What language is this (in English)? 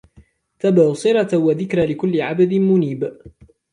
Arabic